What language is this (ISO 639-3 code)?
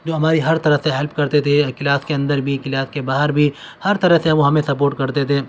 urd